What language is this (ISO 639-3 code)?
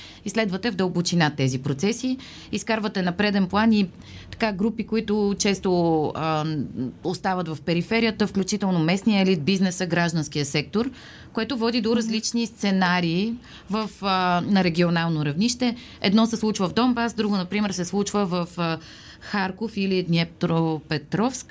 bul